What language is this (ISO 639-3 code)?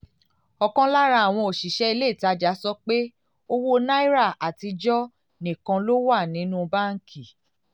yor